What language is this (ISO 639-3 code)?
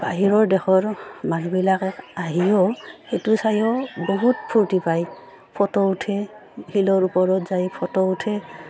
asm